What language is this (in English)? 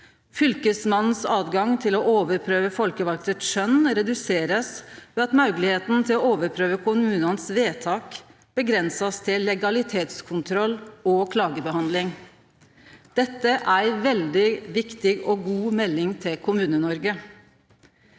Norwegian